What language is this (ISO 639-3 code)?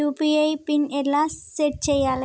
tel